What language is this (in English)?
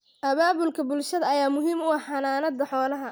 Somali